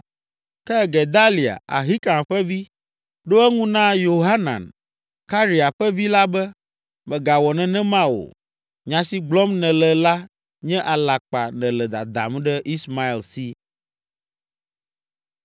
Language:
Ewe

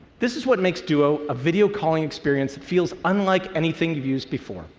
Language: English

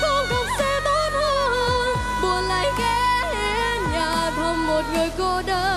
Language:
Vietnamese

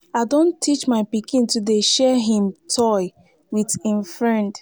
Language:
Nigerian Pidgin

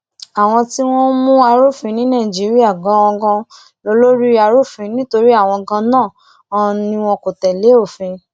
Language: Yoruba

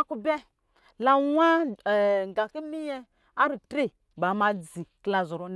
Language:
Lijili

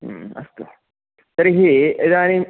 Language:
Sanskrit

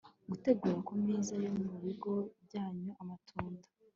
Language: Kinyarwanda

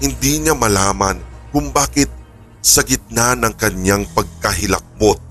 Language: Filipino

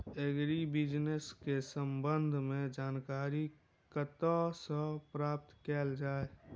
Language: Maithili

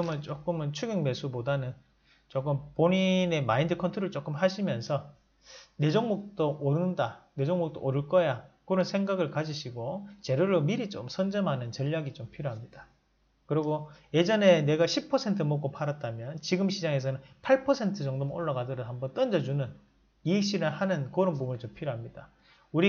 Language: Korean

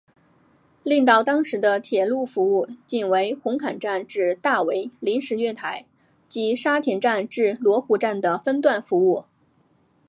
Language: Chinese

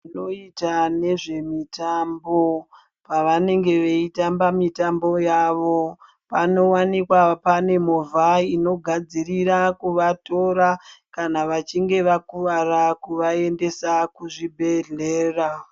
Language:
Ndau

